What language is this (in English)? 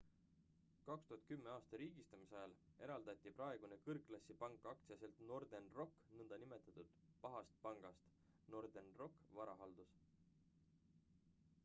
Estonian